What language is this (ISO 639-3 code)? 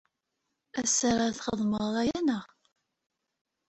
kab